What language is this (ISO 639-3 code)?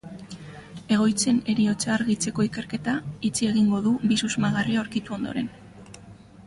eus